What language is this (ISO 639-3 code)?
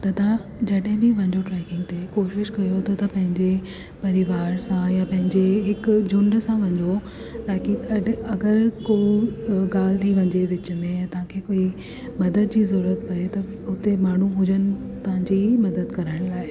snd